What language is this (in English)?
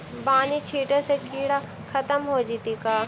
Magahi